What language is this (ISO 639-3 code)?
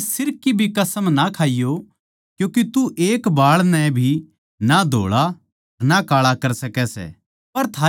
bgc